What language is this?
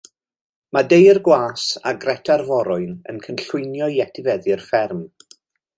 Welsh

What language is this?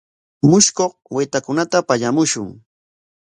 Corongo Ancash Quechua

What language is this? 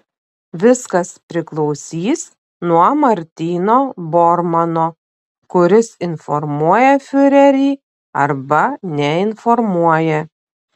Lithuanian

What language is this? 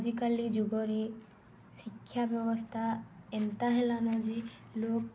Odia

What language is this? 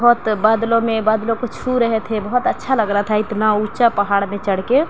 Urdu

